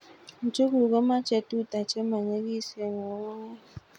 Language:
Kalenjin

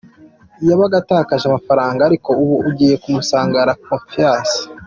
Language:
Kinyarwanda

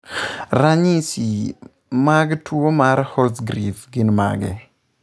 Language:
Luo (Kenya and Tanzania)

